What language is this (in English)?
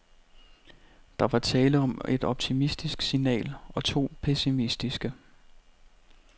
Danish